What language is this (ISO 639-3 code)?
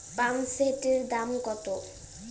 ben